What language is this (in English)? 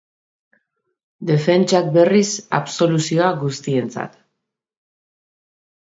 Basque